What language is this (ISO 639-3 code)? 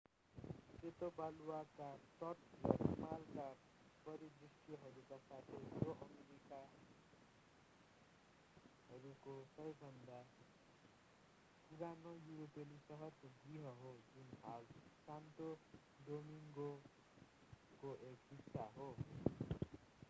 nep